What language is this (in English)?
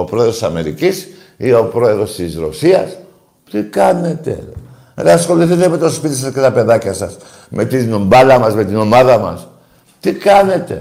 Greek